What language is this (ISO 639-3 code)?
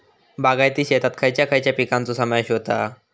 mar